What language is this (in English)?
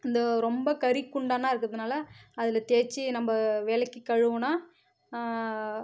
Tamil